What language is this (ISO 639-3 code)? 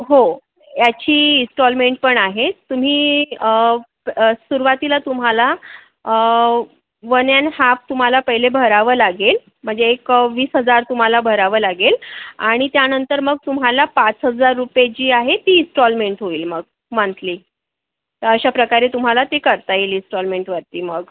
mar